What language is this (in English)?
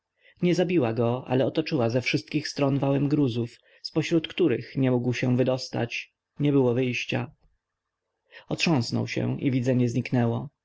Polish